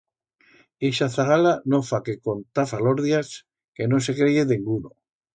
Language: Aragonese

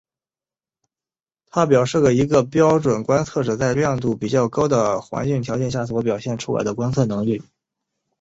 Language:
Chinese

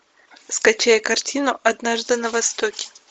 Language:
Russian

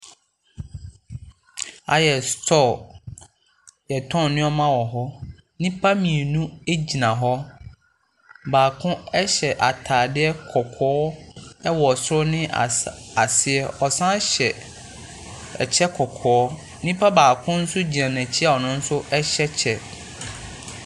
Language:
Akan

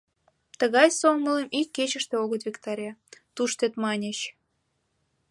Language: Mari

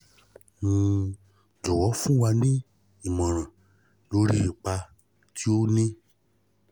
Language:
Yoruba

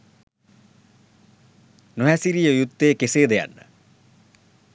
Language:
Sinhala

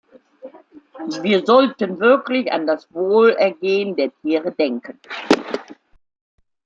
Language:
German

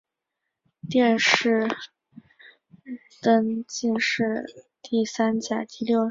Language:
Chinese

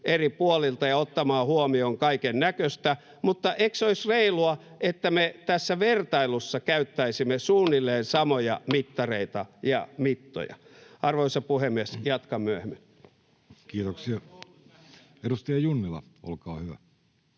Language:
Finnish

